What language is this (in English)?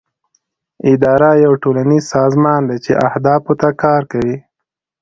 Pashto